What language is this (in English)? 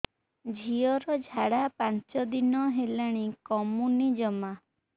Odia